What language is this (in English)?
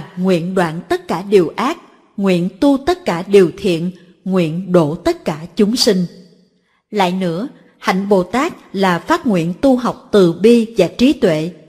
Vietnamese